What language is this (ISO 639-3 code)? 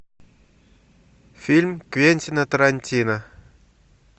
rus